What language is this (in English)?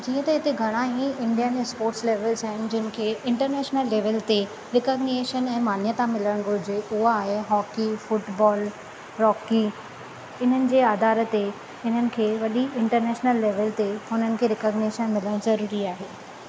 Sindhi